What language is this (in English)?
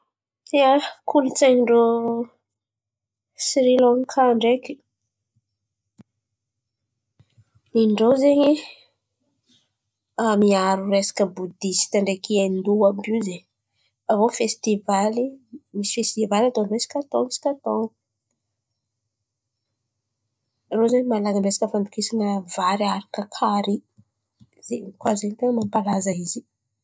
Antankarana Malagasy